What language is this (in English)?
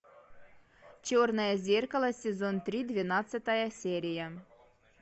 Russian